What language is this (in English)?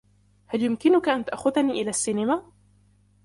Arabic